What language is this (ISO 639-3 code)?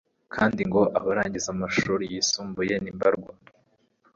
kin